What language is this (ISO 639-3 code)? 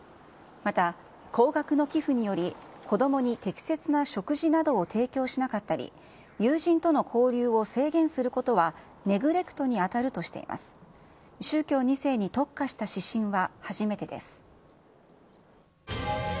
jpn